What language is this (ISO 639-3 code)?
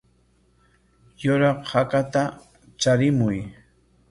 qwa